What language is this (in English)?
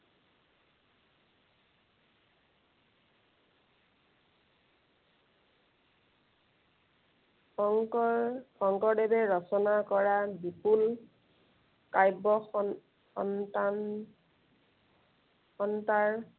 Assamese